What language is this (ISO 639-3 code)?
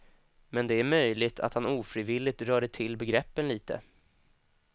swe